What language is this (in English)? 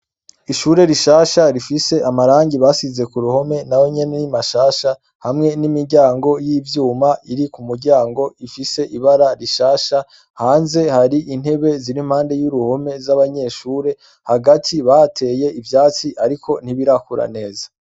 Rundi